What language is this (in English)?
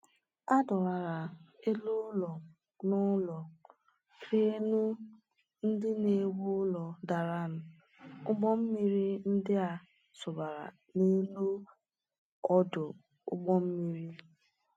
Igbo